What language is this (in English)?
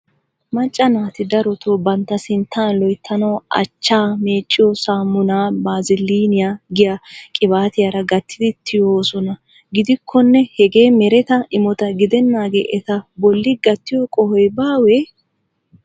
Wolaytta